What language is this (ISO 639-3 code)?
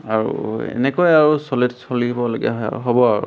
asm